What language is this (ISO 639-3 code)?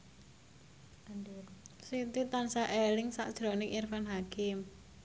jav